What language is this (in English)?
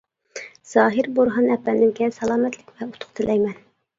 Uyghur